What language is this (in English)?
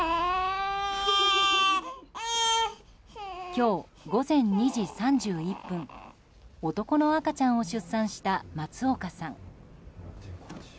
Japanese